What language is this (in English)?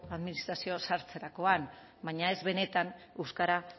Basque